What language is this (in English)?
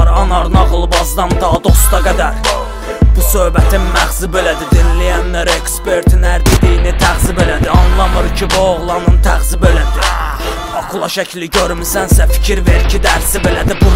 Turkish